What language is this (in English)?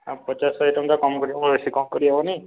Odia